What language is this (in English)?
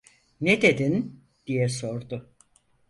Turkish